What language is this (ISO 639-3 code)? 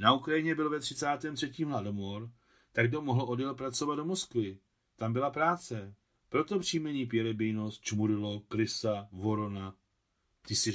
ces